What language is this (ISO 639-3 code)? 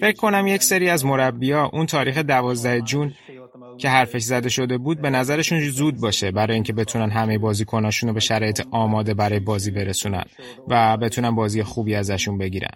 fas